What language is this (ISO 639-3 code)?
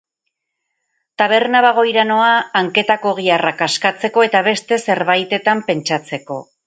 eus